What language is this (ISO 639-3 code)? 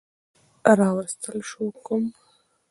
pus